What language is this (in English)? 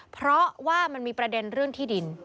Thai